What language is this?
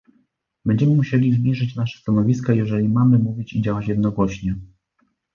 Polish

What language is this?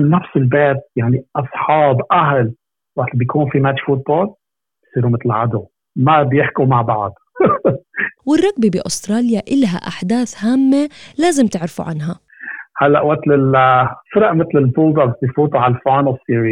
Arabic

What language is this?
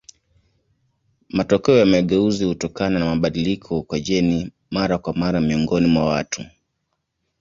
Swahili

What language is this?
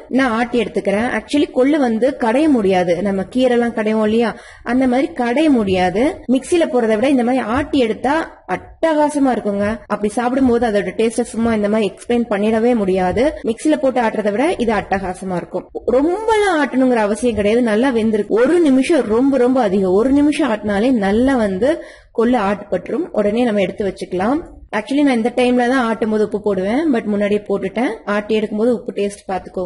Spanish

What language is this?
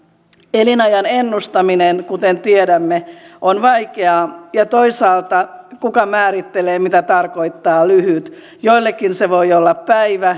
Finnish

